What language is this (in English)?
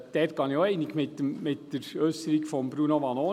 Swiss German